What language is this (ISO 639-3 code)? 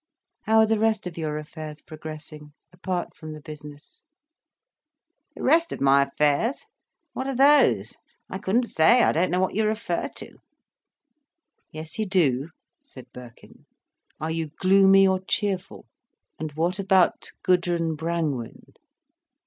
eng